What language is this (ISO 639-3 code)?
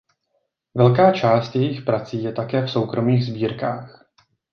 ces